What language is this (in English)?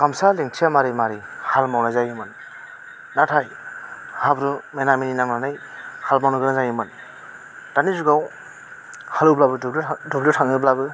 Bodo